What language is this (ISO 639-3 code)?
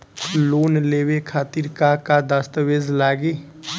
bho